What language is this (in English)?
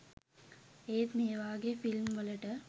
Sinhala